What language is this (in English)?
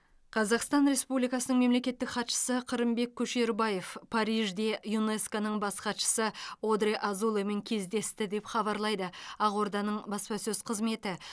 Kazakh